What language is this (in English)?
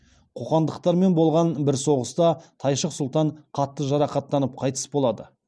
Kazakh